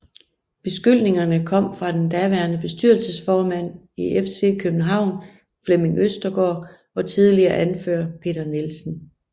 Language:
Danish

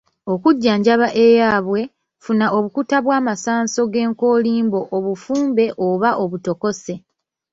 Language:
Ganda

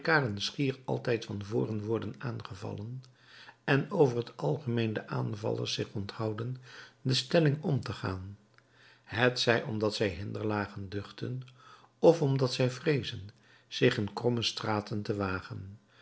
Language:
Dutch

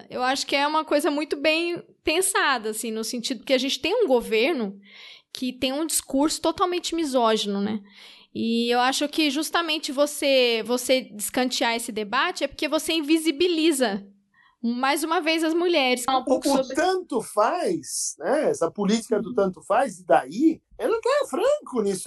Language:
Portuguese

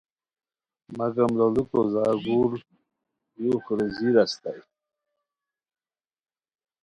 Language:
Khowar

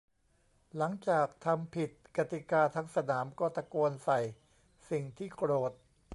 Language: Thai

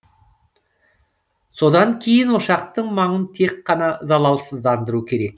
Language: Kazakh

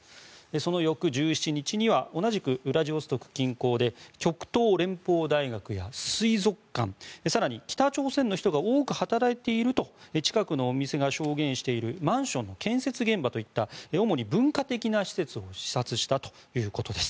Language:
Japanese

